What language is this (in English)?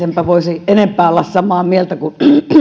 Finnish